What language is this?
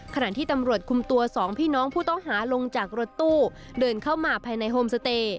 Thai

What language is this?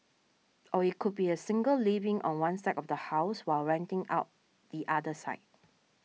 English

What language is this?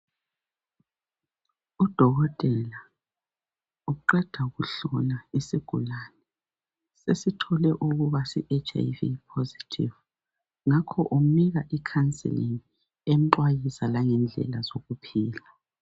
North Ndebele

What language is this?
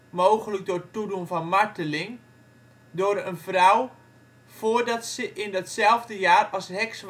Dutch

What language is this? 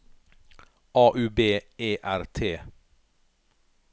Norwegian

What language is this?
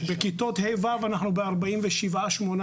Hebrew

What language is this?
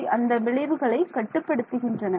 Tamil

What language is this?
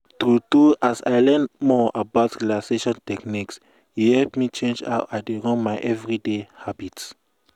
Nigerian Pidgin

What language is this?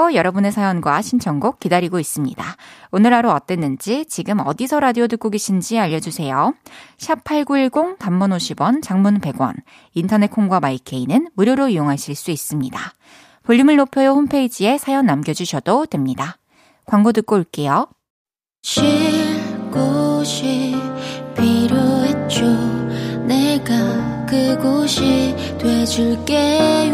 Korean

